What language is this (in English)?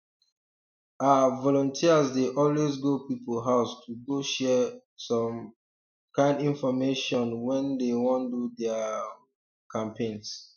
Nigerian Pidgin